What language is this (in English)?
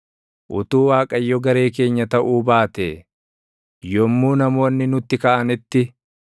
Oromo